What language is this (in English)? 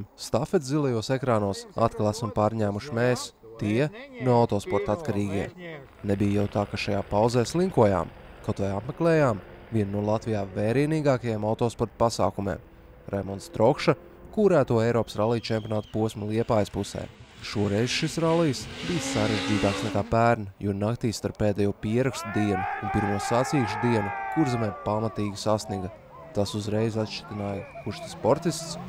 Latvian